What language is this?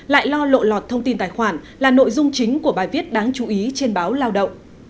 Vietnamese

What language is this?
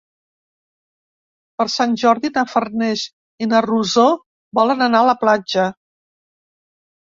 Catalan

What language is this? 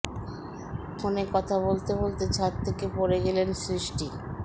Bangla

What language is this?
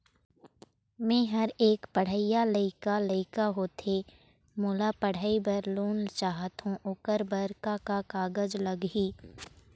Chhattisgarhi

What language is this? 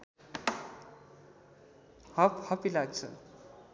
Nepali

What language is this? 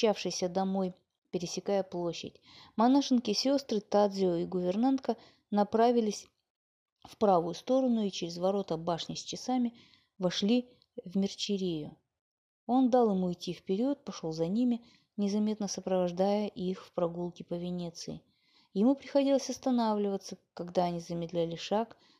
Russian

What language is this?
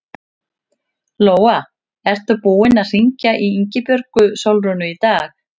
Icelandic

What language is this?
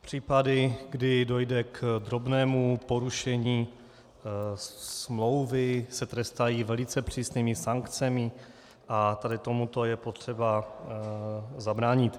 Czech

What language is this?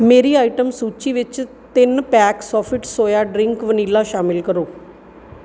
Punjabi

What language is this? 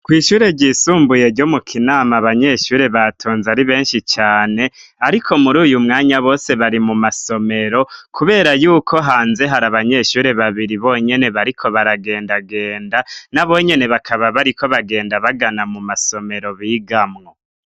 Rundi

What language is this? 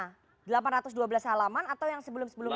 Indonesian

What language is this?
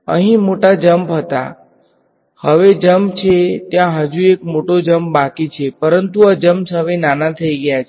Gujarati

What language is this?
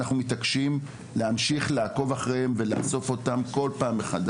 Hebrew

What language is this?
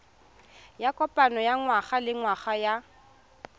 Tswana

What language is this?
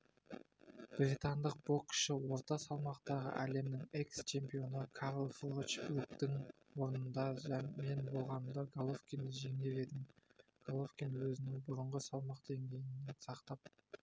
Kazakh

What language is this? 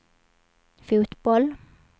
Swedish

